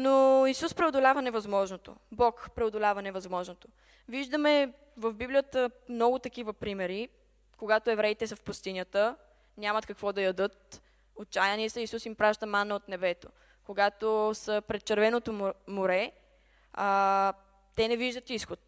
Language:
Bulgarian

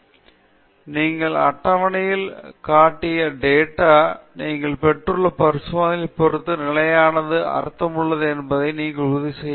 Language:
Tamil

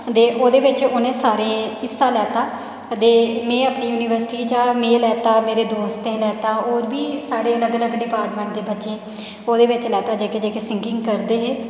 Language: Dogri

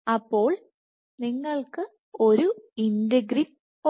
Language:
Malayalam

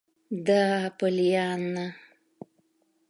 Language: Mari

